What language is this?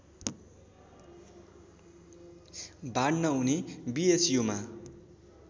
Nepali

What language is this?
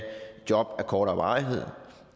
Danish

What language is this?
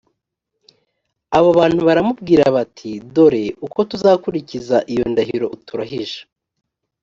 Kinyarwanda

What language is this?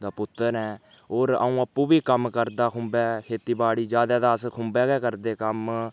Dogri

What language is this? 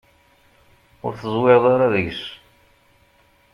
Kabyle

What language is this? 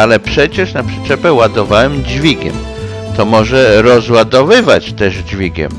Polish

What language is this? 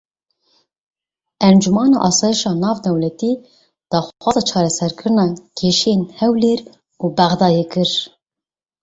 Kurdish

